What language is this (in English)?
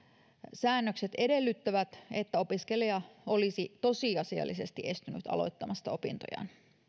Finnish